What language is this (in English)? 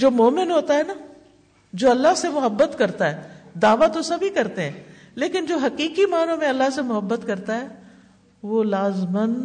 Urdu